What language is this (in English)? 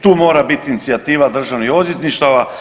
Croatian